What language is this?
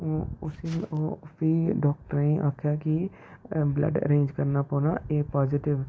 Dogri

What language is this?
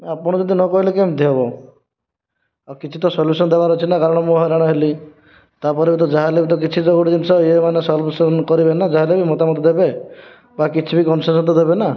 Odia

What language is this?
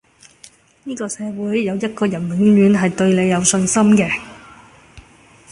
Cantonese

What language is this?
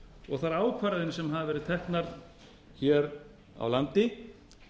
Icelandic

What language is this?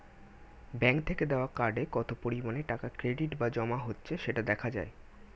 Bangla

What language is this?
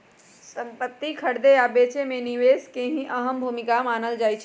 Magahi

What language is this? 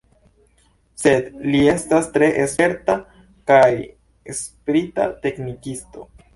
Esperanto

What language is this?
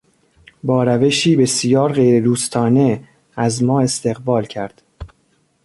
Persian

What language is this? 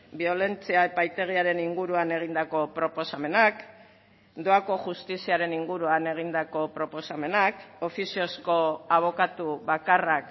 Basque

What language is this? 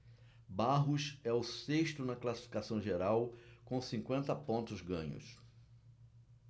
Portuguese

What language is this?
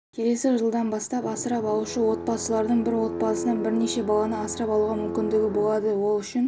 Kazakh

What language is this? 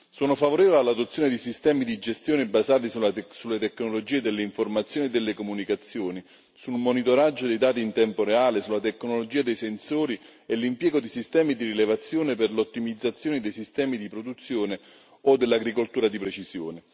Italian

